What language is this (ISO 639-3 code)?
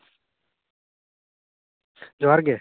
sat